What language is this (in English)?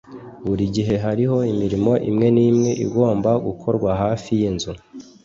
Kinyarwanda